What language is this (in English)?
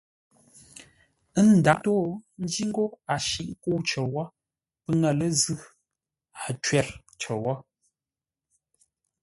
Ngombale